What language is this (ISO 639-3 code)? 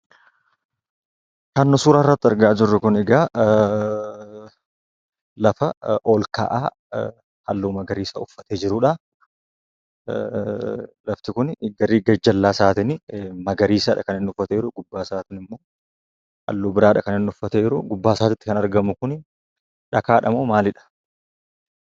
orm